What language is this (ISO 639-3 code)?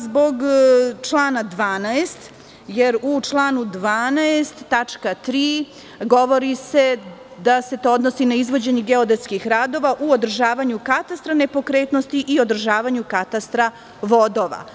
srp